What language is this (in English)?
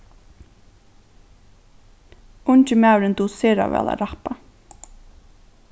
Faroese